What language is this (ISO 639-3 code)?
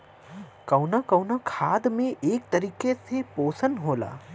bho